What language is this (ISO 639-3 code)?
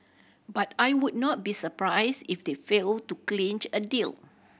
eng